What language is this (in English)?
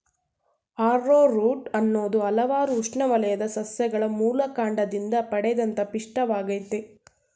Kannada